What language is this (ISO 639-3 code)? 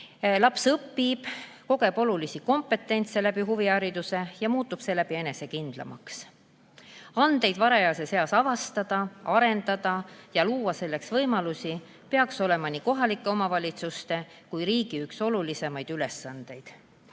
est